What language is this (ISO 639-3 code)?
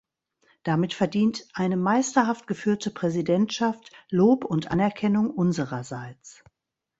deu